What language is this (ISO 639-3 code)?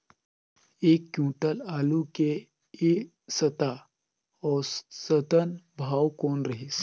hne